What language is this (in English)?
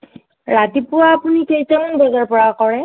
Assamese